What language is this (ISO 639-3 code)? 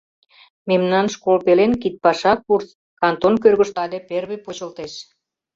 chm